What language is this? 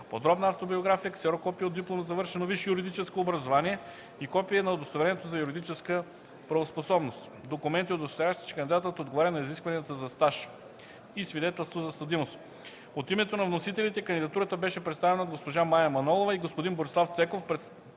Bulgarian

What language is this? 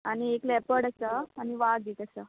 Konkani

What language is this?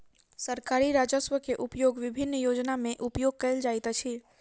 Maithili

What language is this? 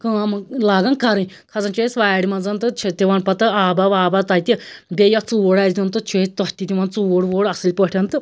Kashmiri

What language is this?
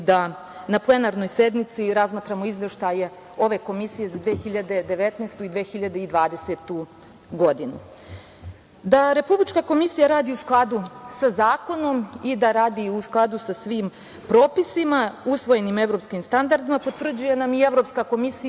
Serbian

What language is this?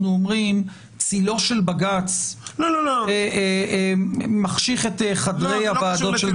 Hebrew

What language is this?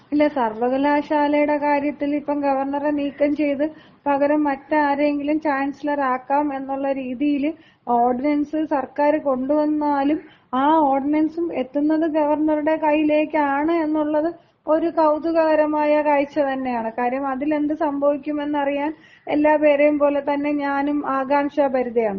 Malayalam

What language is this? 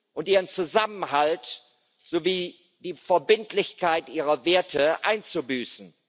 German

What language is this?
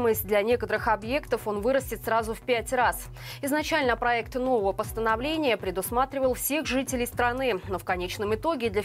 Russian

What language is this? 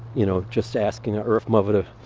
English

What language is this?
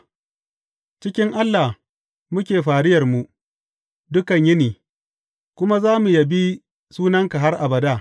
Hausa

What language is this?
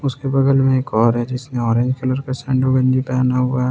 Hindi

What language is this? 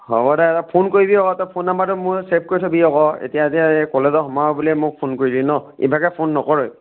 Assamese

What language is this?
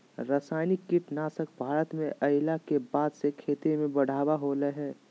Magahi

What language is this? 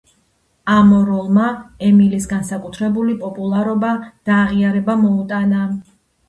Georgian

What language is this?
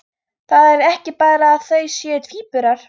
Icelandic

